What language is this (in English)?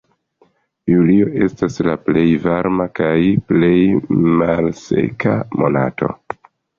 Esperanto